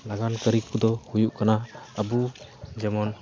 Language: Santali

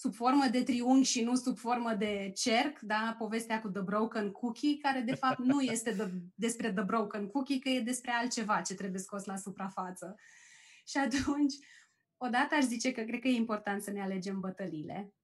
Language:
Romanian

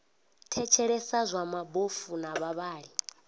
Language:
Venda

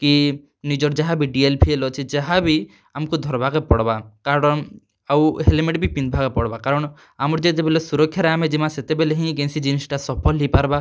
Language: Odia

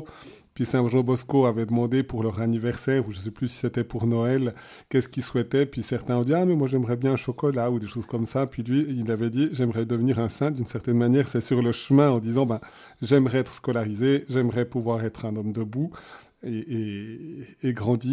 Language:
French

